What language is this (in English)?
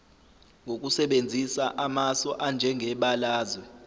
Zulu